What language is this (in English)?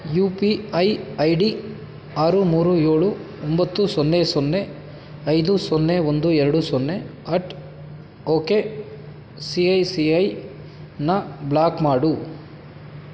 Kannada